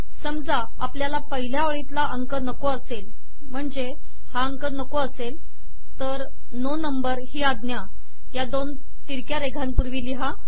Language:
Marathi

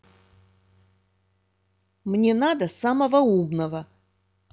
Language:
Russian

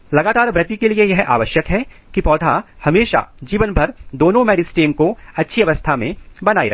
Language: Hindi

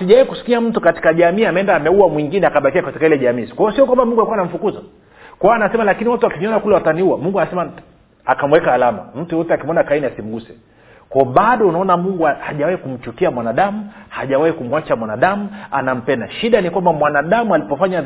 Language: Swahili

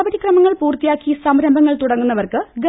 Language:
Malayalam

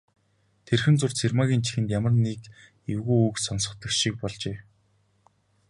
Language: Mongolian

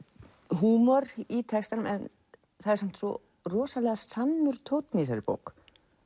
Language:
Icelandic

